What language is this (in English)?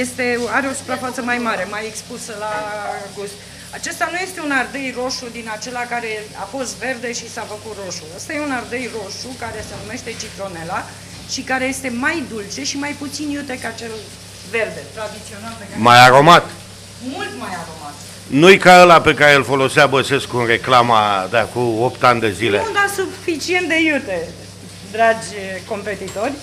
Romanian